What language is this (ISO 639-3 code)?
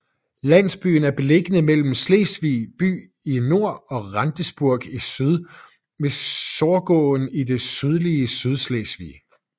dan